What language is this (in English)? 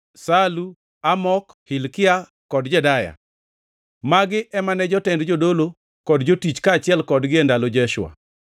Luo (Kenya and Tanzania)